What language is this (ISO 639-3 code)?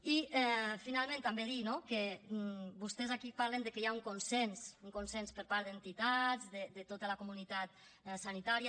cat